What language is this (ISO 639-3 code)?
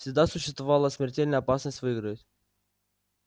rus